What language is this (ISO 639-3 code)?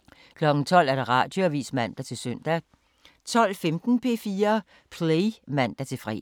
dan